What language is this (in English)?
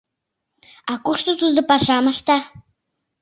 Mari